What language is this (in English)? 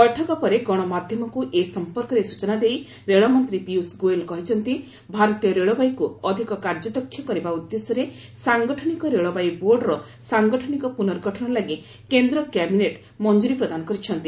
Odia